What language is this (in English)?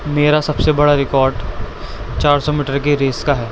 Urdu